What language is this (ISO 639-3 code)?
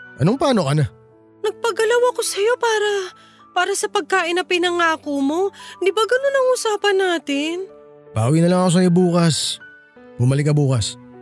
fil